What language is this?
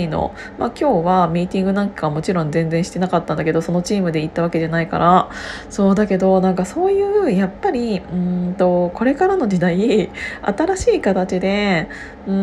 Japanese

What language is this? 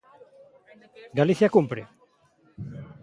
Galician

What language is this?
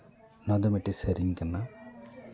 Santali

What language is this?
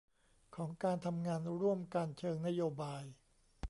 Thai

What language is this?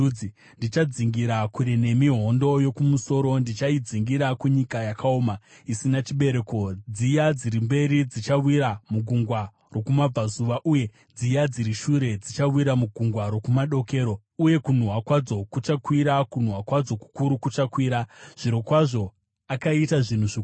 Shona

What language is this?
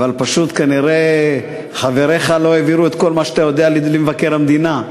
Hebrew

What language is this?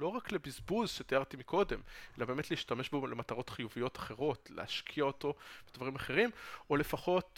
Hebrew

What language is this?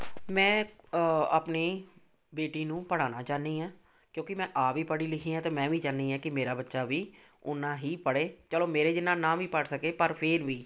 Punjabi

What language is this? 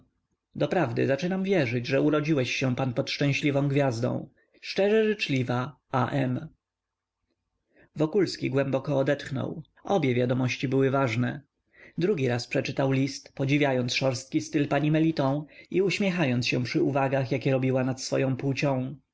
Polish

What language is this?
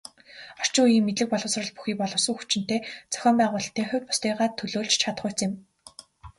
Mongolian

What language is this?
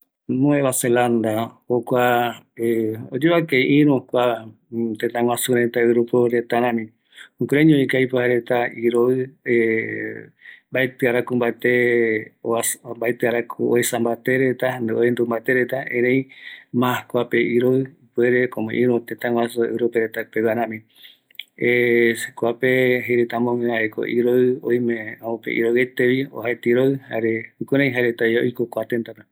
Eastern Bolivian Guaraní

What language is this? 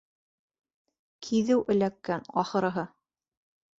Bashkir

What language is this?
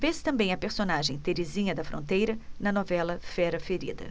Portuguese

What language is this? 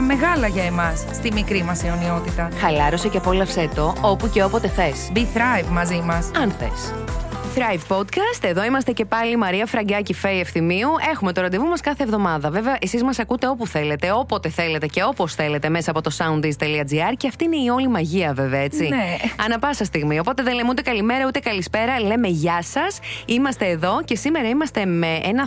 Greek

